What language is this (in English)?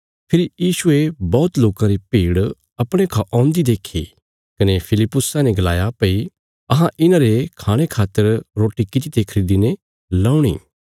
Bilaspuri